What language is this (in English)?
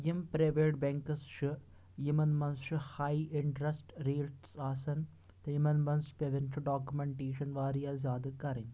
Kashmiri